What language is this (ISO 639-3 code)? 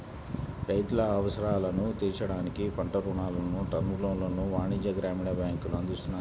tel